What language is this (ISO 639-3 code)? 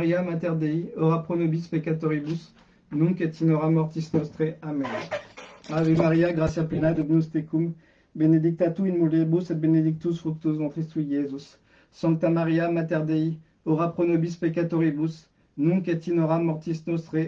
fra